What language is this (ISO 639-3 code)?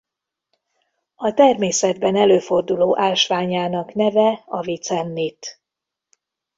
hun